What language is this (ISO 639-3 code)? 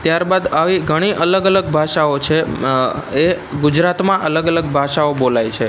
guj